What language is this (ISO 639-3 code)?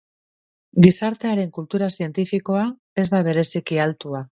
eus